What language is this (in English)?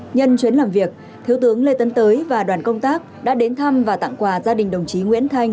Vietnamese